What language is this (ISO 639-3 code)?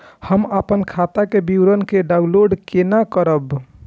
mai